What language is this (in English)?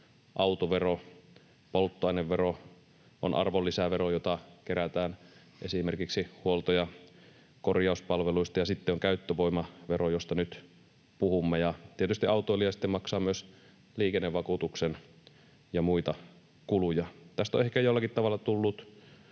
Finnish